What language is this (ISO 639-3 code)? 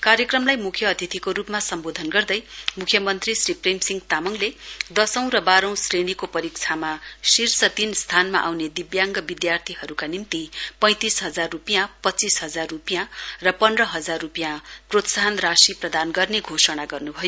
nep